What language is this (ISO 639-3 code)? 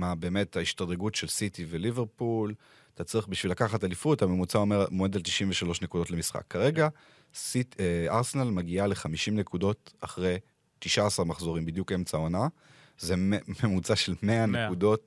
heb